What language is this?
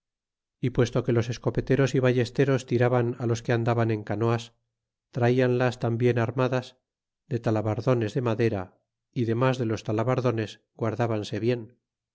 Spanish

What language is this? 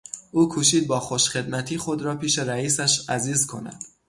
Persian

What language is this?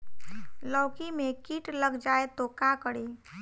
Bhojpuri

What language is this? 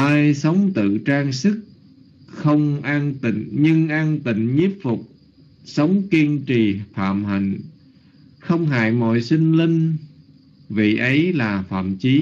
Vietnamese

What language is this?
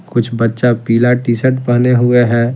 Hindi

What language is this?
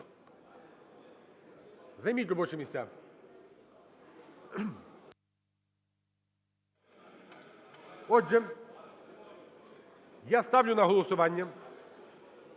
Ukrainian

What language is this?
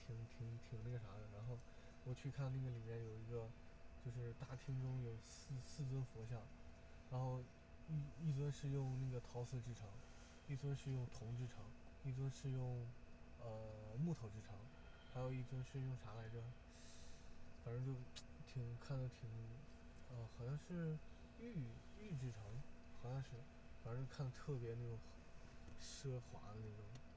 Chinese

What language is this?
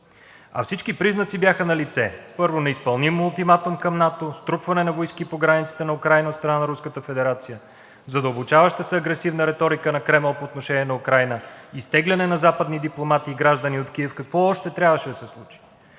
Bulgarian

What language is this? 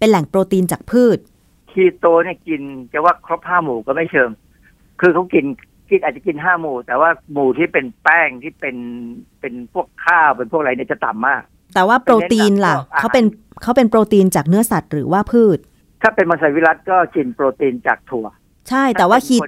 Thai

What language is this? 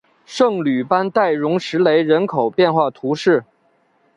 Chinese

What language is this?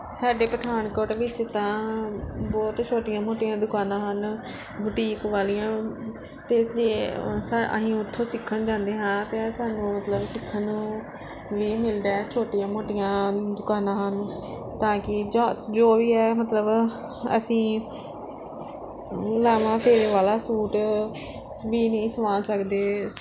Punjabi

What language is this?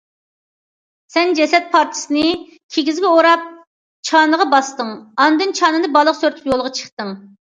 Uyghur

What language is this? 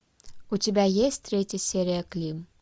Russian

